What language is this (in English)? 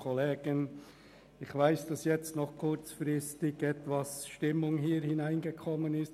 Swiss German